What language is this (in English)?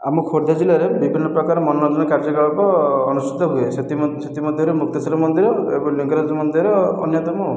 Odia